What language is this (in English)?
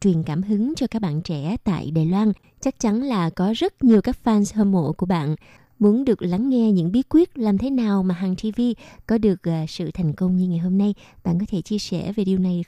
Vietnamese